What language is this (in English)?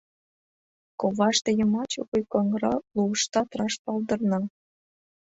Mari